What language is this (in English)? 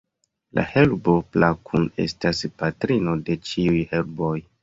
Esperanto